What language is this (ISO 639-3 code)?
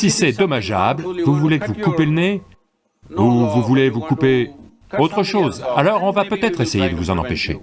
fra